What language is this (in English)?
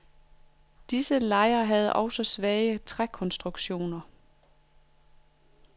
Danish